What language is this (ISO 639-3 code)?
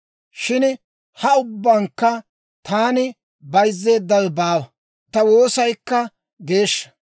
dwr